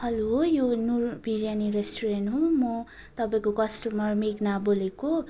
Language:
Nepali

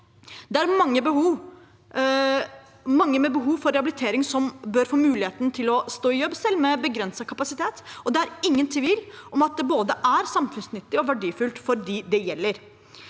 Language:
Norwegian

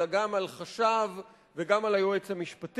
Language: Hebrew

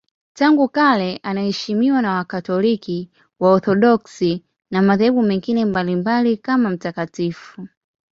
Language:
Swahili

